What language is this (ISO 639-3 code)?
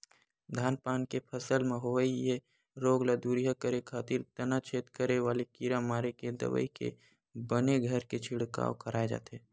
hne